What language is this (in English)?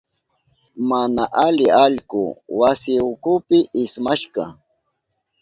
Southern Pastaza Quechua